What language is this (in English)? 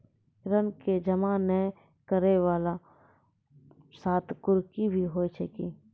Maithili